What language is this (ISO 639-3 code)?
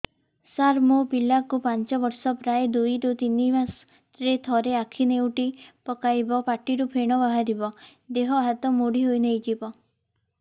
ori